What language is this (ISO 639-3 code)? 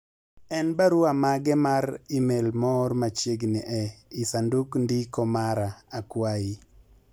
luo